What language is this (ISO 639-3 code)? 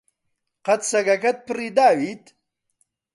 ckb